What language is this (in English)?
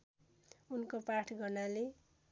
Nepali